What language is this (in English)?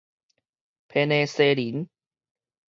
Min Nan Chinese